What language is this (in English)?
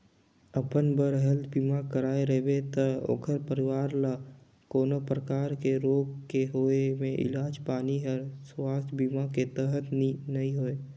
Chhattisgarhi